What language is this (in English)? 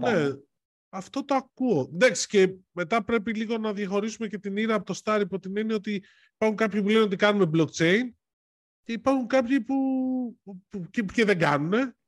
Greek